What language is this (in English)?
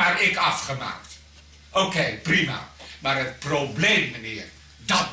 Dutch